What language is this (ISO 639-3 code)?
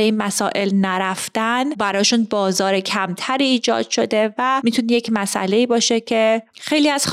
fas